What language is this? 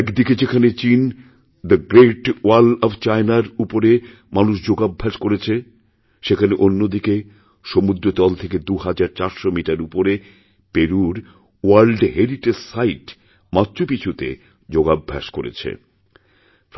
Bangla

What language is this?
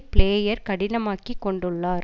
Tamil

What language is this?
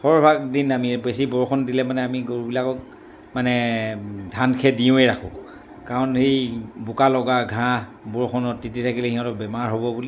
Assamese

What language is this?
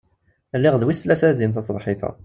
Kabyle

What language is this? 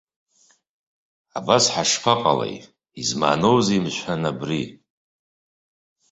Abkhazian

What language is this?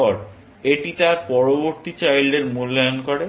Bangla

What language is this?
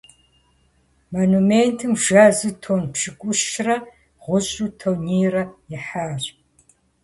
Kabardian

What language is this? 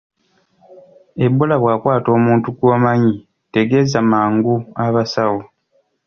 Ganda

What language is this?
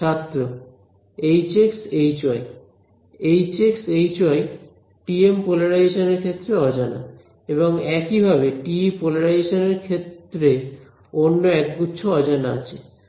Bangla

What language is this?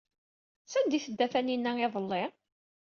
Kabyle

